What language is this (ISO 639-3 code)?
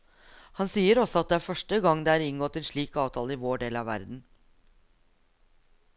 nor